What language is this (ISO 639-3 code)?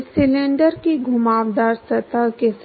hin